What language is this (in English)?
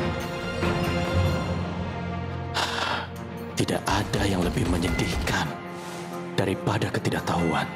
Indonesian